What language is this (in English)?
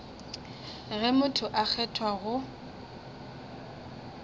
Northern Sotho